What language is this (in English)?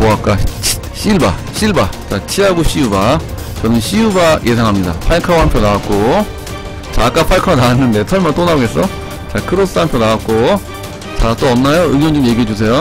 Korean